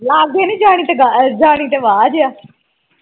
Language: Punjabi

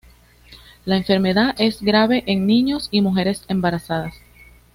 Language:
Spanish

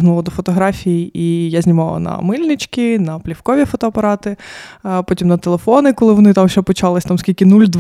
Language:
Ukrainian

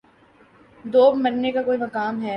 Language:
Urdu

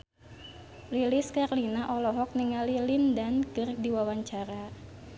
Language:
Sundanese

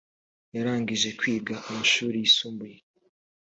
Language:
Kinyarwanda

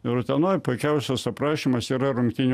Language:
Lithuanian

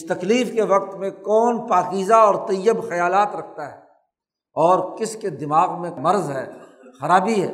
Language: Urdu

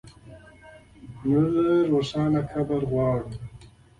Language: Pashto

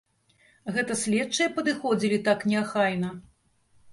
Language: Belarusian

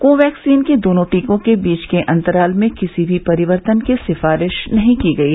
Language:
Hindi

